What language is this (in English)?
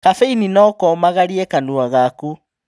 Kikuyu